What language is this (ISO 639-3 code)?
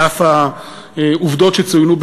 heb